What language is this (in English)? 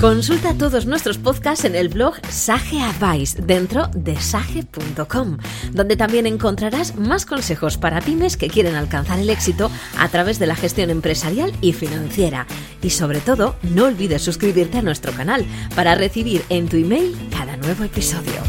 Spanish